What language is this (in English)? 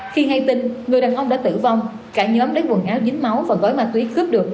Vietnamese